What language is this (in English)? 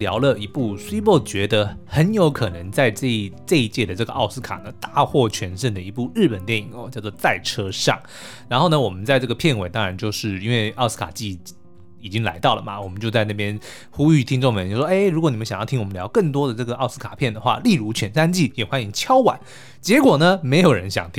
Chinese